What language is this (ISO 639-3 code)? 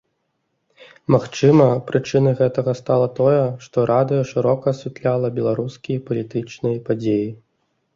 bel